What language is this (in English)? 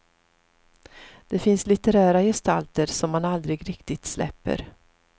Swedish